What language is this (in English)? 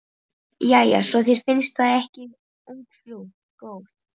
Icelandic